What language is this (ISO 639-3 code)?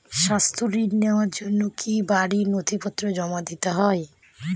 ben